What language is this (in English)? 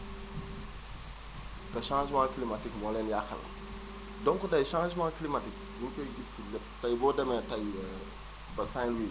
Wolof